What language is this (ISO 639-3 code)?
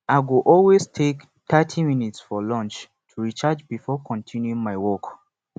pcm